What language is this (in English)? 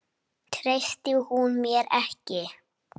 Icelandic